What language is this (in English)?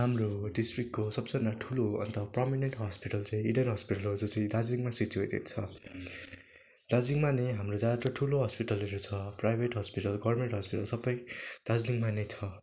Nepali